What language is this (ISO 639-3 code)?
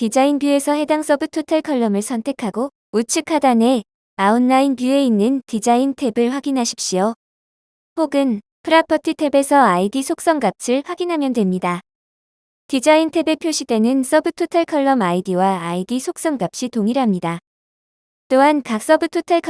kor